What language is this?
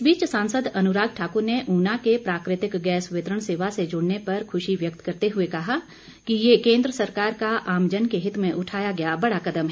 Hindi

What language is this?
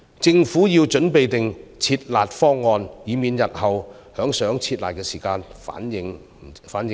Cantonese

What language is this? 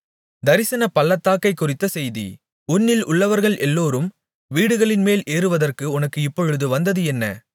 Tamil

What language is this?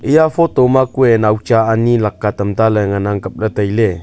Wancho Naga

